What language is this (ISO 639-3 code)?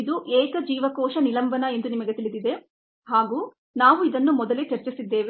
kan